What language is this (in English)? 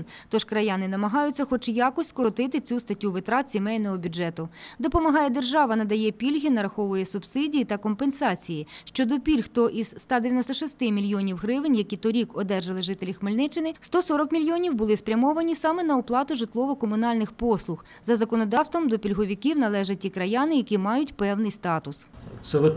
Ukrainian